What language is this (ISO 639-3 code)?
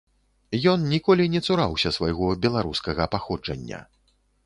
bel